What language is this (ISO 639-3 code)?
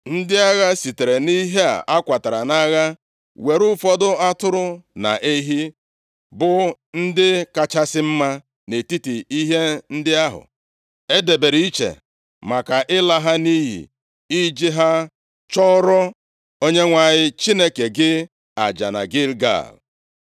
ibo